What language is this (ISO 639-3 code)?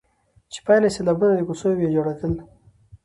pus